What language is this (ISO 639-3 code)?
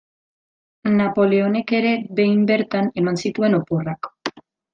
eus